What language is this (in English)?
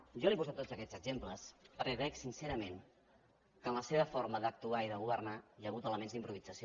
Catalan